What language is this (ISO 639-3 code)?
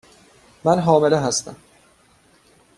fas